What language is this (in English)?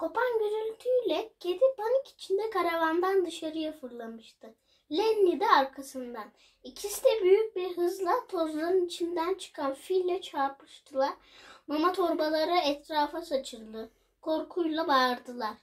Turkish